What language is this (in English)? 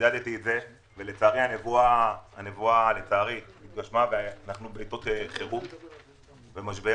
Hebrew